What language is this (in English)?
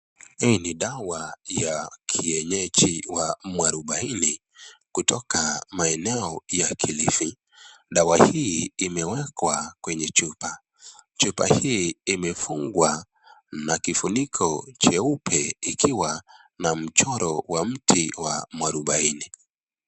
Swahili